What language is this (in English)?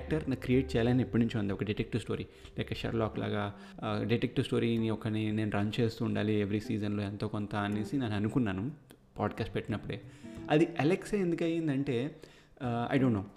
Telugu